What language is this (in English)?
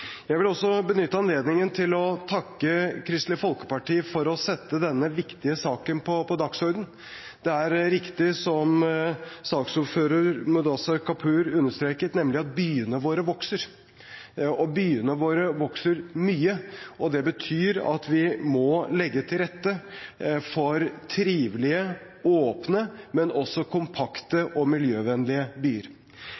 Norwegian Bokmål